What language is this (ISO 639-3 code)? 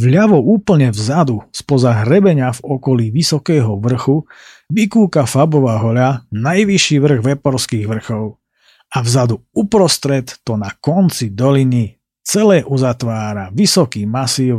slk